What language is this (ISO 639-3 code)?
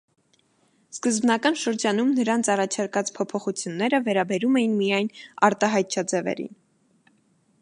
hye